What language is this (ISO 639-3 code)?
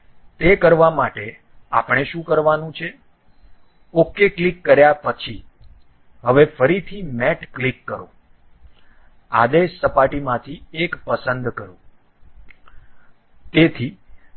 guj